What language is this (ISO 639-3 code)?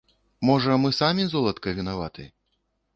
bel